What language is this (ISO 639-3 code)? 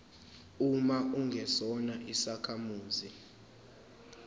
zul